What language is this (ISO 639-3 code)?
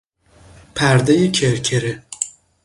fas